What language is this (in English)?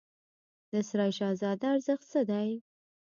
Pashto